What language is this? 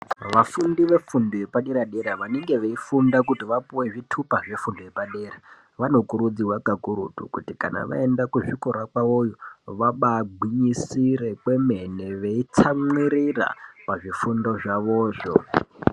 Ndau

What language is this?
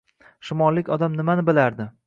Uzbek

